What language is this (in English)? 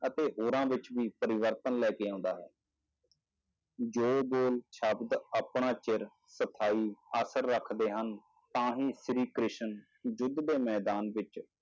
Punjabi